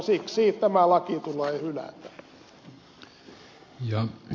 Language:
Finnish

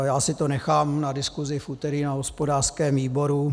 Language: Czech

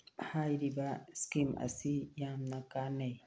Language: Manipuri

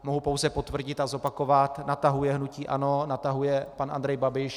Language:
Czech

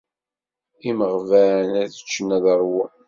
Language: Kabyle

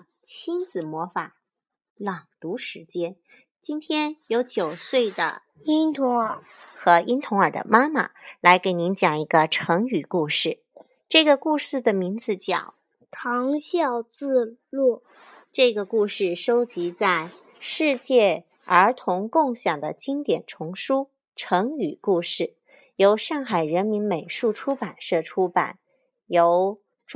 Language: Chinese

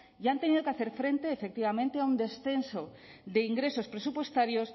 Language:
Spanish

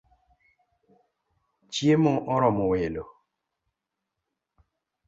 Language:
Luo (Kenya and Tanzania)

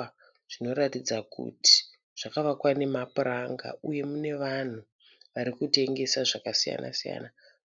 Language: Shona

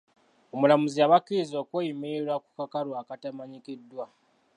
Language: Ganda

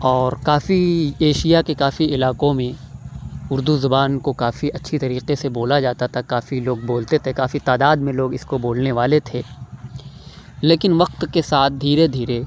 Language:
Urdu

